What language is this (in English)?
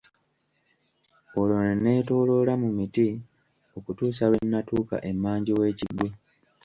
Ganda